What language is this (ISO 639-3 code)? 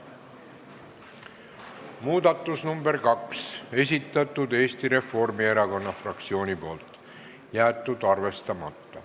est